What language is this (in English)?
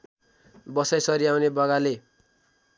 Nepali